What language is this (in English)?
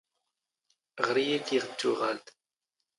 Standard Moroccan Tamazight